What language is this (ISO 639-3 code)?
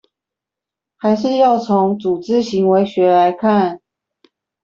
zho